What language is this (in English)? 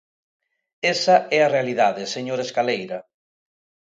Galician